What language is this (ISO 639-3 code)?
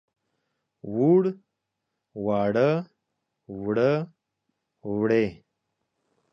pus